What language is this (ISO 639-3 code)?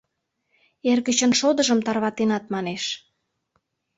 chm